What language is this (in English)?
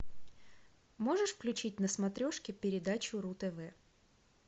Russian